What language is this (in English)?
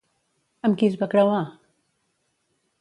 Catalan